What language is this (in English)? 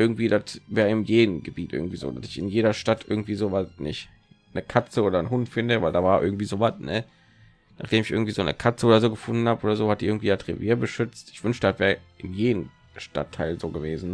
German